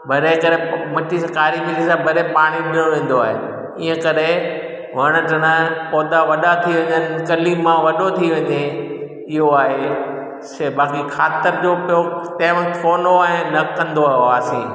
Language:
Sindhi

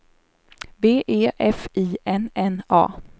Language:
Swedish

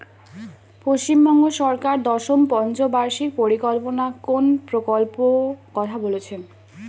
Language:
Bangla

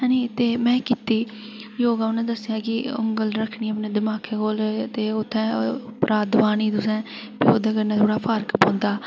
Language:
Dogri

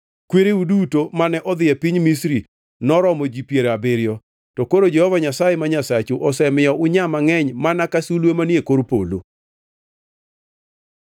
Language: Luo (Kenya and Tanzania)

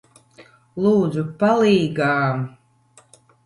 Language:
Latvian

